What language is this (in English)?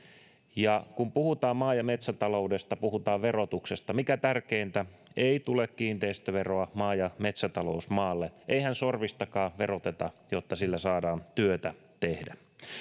Finnish